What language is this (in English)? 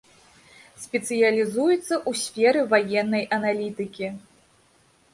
Belarusian